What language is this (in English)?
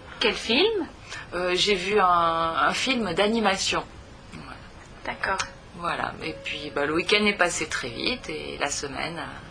French